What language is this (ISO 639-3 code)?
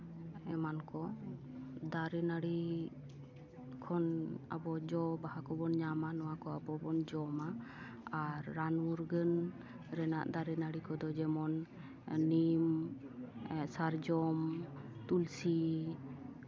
sat